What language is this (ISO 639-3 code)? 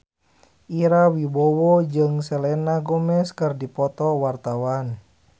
sun